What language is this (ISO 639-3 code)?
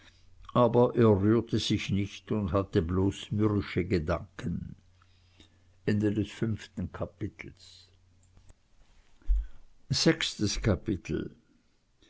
deu